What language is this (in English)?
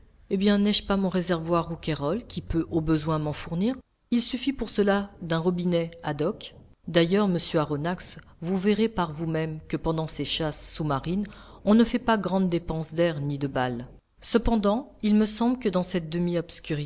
French